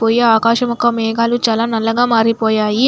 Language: Telugu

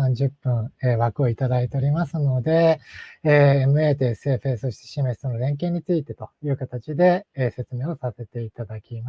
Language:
Japanese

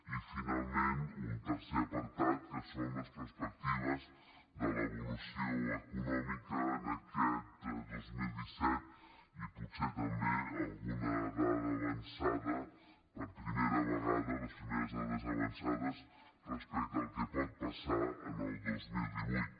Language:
Catalan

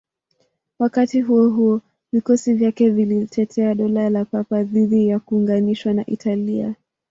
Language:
Swahili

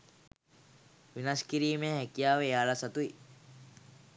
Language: Sinhala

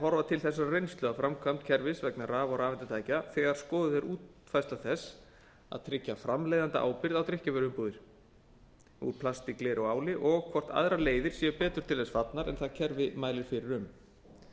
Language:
Icelandic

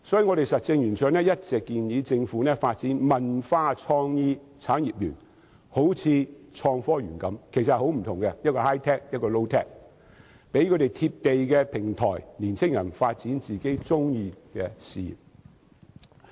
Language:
Cantonese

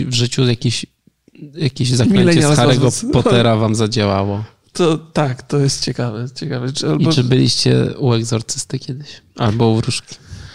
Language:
Polish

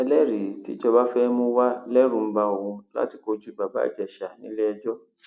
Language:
Yoruba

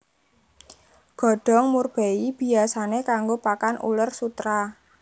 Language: Javanese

